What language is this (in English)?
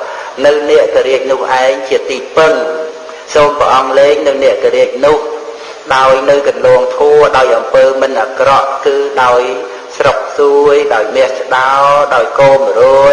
Khmer